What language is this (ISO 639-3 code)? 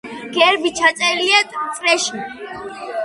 kat